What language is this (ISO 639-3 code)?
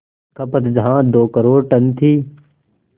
hin